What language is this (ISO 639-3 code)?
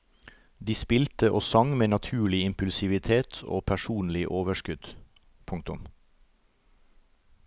nor